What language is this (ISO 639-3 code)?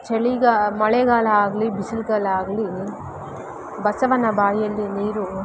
kan